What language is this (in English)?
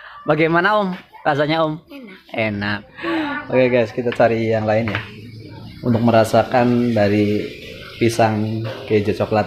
Indonesian